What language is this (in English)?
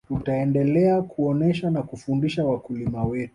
Swahili